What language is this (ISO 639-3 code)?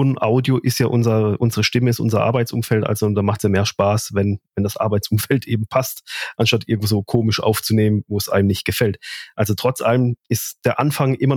deu